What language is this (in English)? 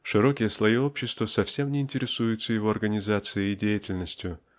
Russian